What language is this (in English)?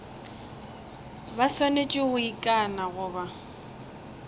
Northern Sotho